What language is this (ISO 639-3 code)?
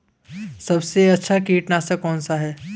hin